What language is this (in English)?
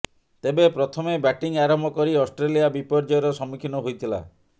Odia